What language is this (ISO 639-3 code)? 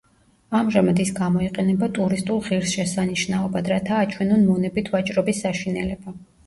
kat